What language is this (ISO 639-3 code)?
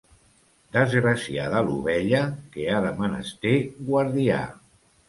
cat